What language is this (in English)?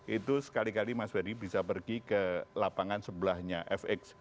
Indonesian